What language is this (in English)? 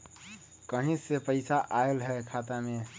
Magahi